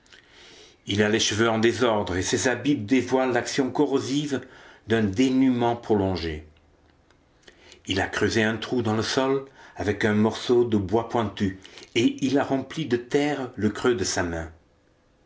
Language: French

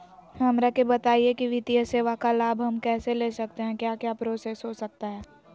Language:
Magahi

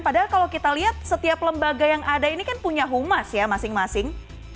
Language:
Indonesian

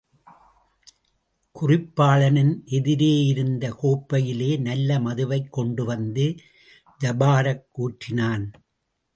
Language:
Tamil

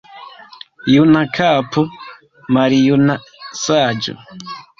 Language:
Esperanto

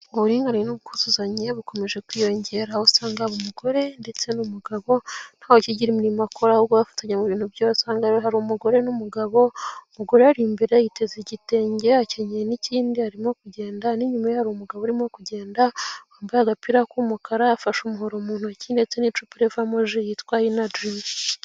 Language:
Kinyarwanda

